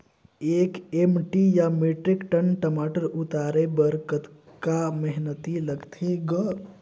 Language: Chhattisgarhi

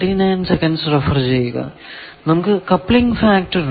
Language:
Malayalam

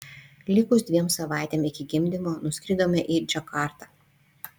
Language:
Lithuanian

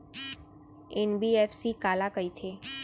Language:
Chhattisgarhi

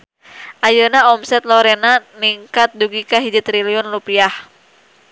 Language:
Sundanese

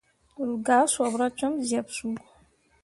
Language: Mundang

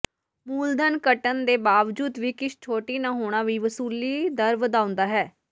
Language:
Punjabi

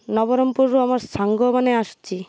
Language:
Odia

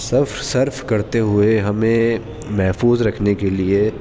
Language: Urdu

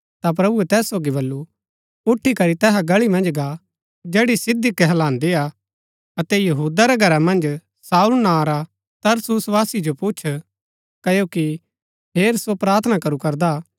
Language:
Gaddi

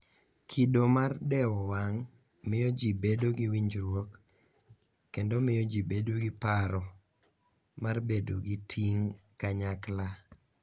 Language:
Luo (Kenya and Tanzania)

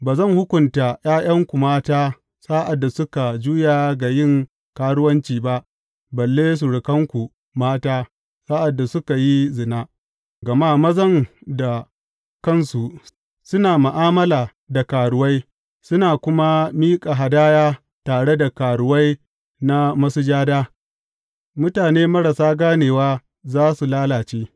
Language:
Hausa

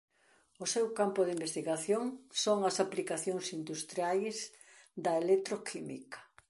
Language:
Galician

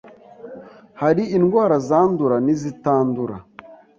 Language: Kinyarwanda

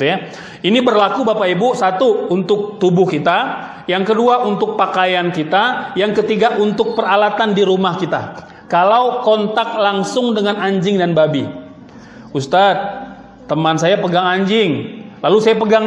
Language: Indonesian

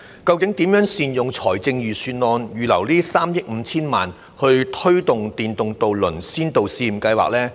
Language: Cantonese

